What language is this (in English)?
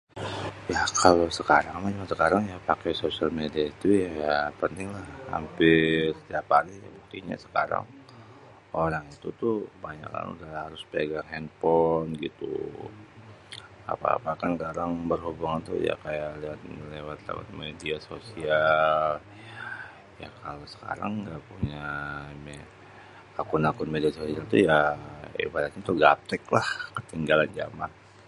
Betawi